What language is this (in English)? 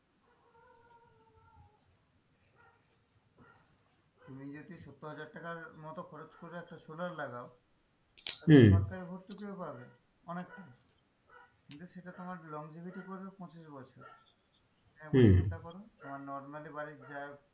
Bangla